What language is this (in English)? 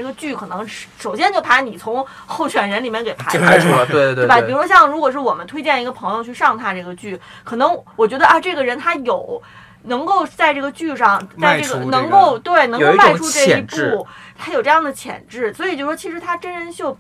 Chinese